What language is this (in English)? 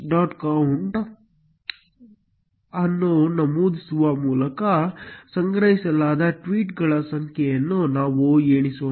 Kannada